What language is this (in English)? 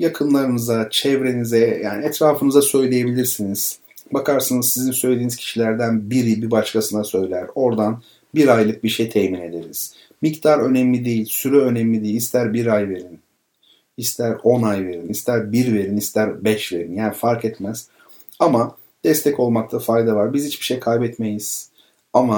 Turkish